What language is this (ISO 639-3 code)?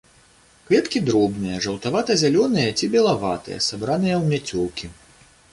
bel